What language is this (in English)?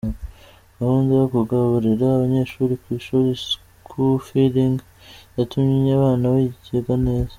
Kinyarwanda